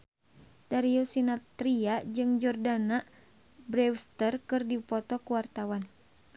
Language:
Sundanese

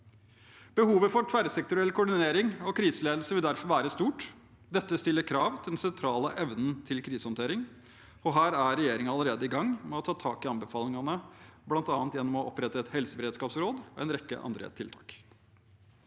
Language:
Norwegian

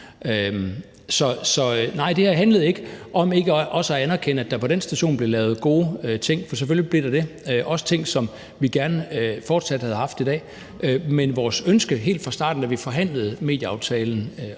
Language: Danish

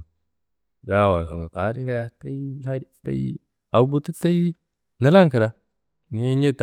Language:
Kanembu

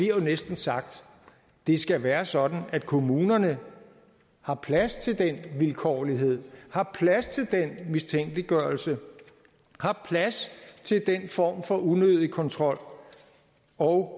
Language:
Danish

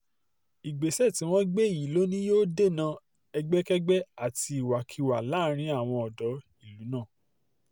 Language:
Yoruba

